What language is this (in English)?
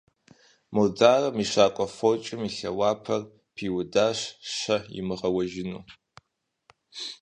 Kabardian